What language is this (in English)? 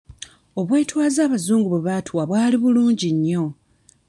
Ganda